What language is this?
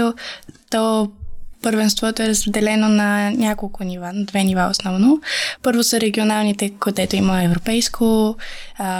Bulgarian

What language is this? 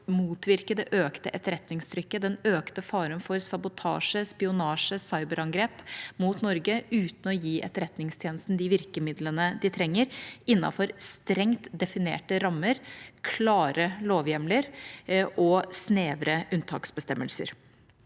Norwegian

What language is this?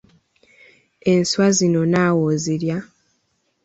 Ganda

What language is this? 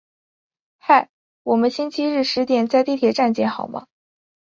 Chinese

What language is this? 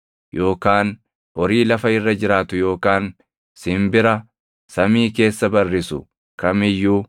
Oromo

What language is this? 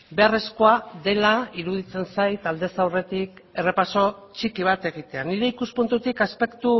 Basque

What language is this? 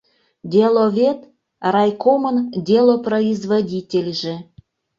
Mari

